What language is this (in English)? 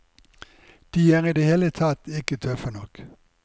Norwegian